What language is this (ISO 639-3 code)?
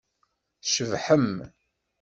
kab